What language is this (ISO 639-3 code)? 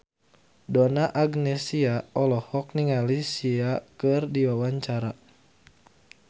sun